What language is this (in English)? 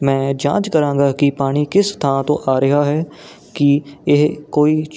Punjabi